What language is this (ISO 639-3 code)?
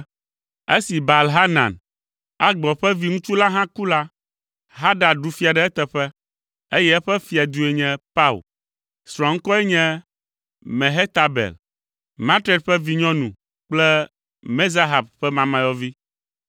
ewe